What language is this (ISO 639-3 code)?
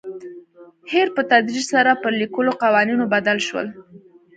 pus